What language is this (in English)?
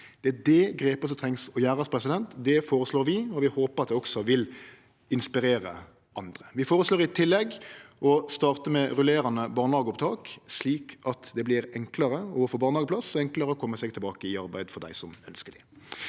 Norwegian